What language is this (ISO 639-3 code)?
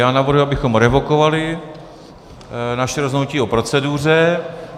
ces